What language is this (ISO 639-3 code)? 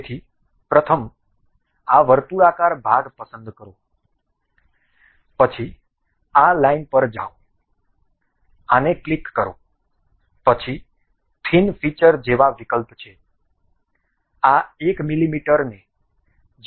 guj